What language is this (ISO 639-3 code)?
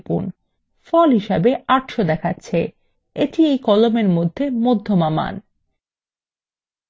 ben